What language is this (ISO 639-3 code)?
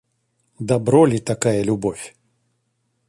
rus